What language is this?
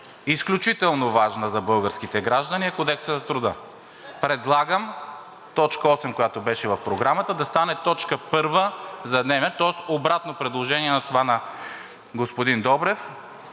Bulgarian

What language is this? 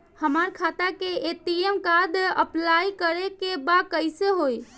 Bhojpuri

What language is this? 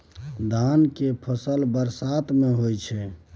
Maithili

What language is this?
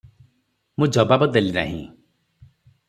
Odia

